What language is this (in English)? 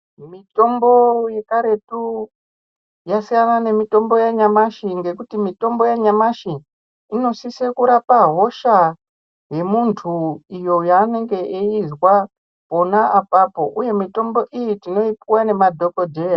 Ndau